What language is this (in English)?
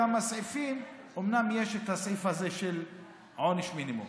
Hebrew